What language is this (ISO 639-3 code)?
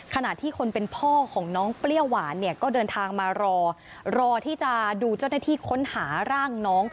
tha